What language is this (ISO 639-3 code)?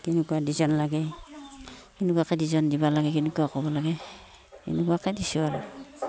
asm